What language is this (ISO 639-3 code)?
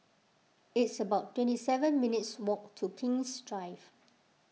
eng